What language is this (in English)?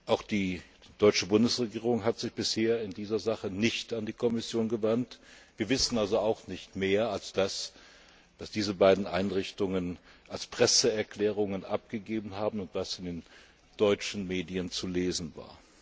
German